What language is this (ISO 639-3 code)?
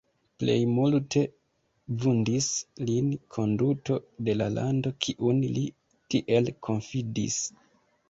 epo